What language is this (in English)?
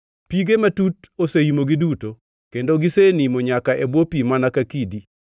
Luo (Kenya and Tanzania)